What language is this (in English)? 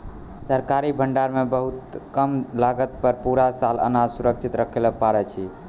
Maithili